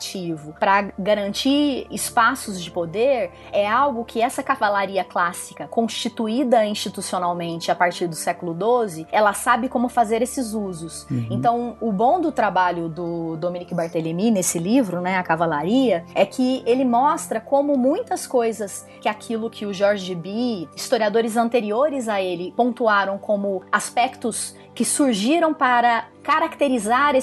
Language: Portuguese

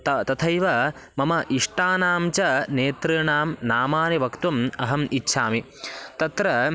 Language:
Sanskrit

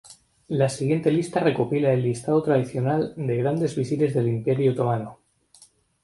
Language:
Spanish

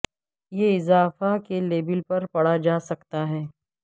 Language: Urdu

